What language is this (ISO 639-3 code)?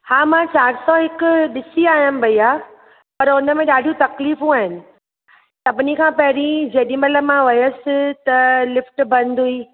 snd